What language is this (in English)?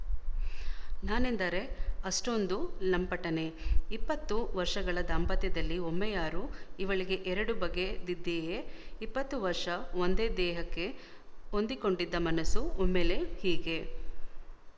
Kannada